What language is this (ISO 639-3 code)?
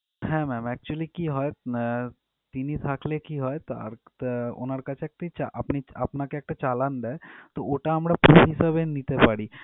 ben